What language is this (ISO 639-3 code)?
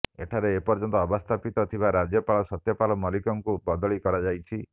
ori